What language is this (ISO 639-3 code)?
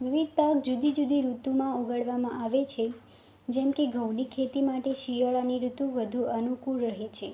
guj